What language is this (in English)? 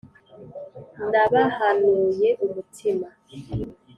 Kinyarwanda